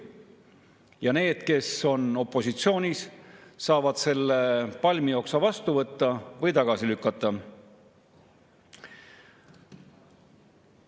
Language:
Estonian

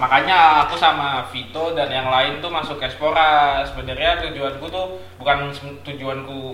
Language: Indonesian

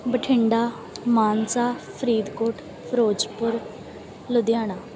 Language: Punjabi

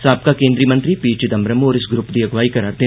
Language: Dogri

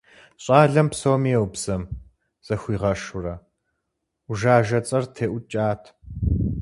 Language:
Kabardian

